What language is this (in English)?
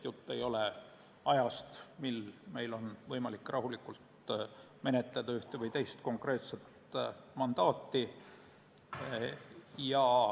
Estonian